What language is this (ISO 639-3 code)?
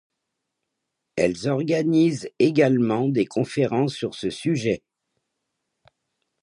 fra